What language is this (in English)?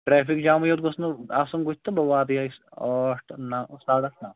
Kashmiri